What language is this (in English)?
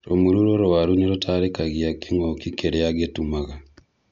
Kikuyu